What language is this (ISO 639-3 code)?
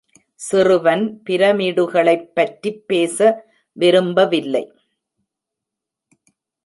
tam